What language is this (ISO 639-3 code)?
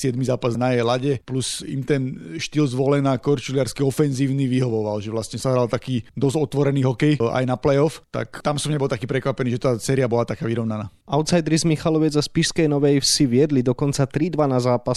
slk